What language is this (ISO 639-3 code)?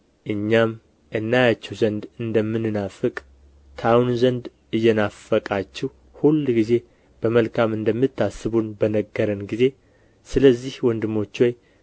amh